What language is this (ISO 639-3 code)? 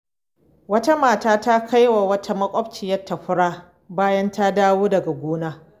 hau